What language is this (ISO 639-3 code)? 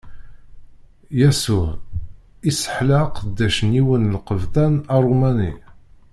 kab